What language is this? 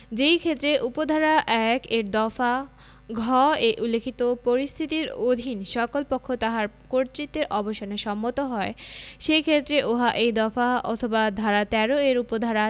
Bangla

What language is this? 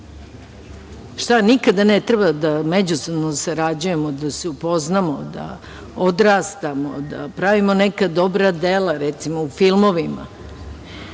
Serbian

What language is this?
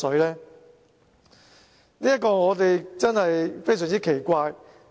Cantonese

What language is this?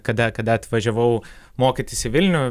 Lithuanian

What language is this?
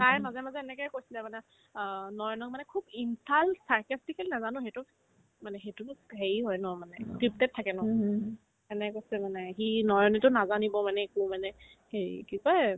Assamese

